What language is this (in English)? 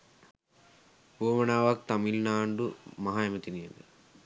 Sinhala